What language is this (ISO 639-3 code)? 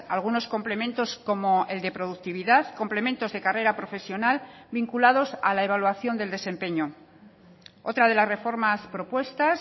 spa